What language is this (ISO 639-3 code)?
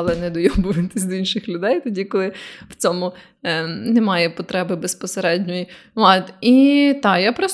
ukr